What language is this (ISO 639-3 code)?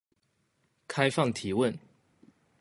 zho